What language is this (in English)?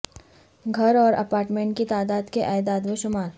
Urdu